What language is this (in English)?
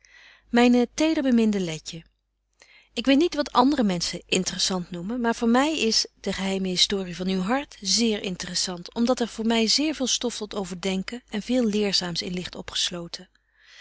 Dutch